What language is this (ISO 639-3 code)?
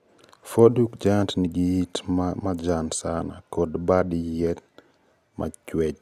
luo